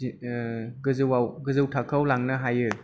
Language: Bodo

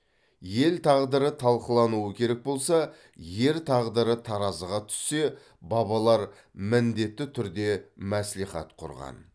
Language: Kazakh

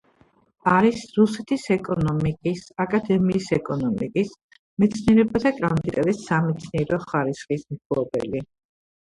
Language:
Georgian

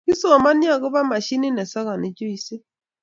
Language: Kalenjin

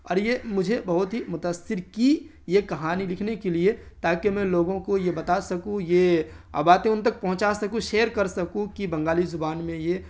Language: Urdu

